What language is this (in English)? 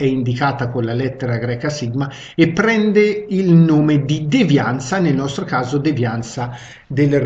Italian